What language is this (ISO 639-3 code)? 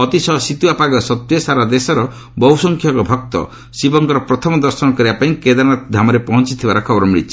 ori